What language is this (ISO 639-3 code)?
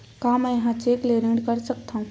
hne